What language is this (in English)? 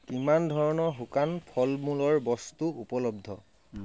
Assamese